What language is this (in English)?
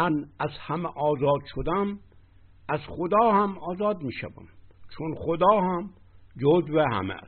Persian